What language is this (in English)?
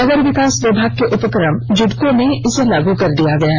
Hindi